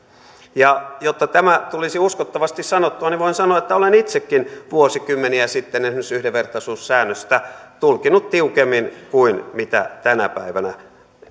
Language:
Finnish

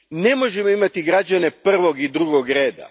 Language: Croatian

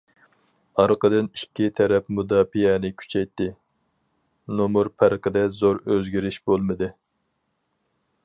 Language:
Uyghur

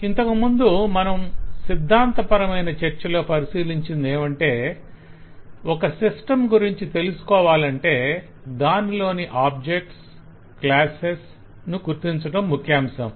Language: Telugu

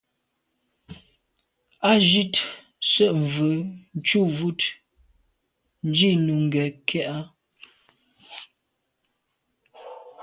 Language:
Medumba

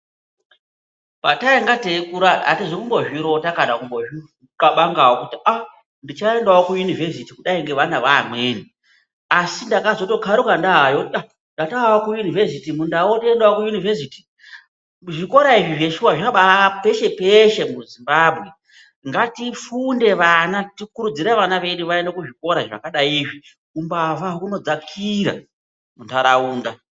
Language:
Ndau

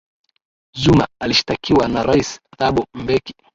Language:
Swahili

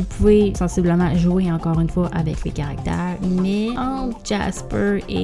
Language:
French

